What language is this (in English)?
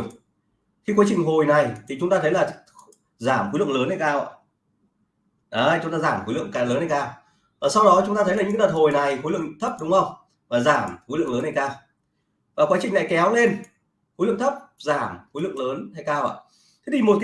Vietnamese